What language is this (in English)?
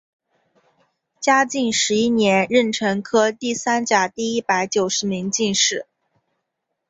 Chinese